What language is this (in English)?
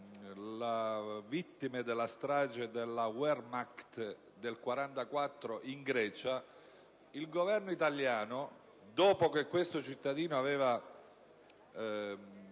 Italian